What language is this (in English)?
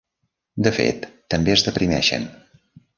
Catalan